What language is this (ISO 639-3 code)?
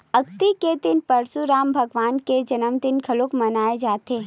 hne